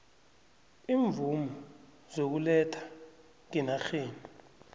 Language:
South Ndebele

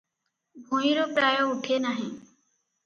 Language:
Odia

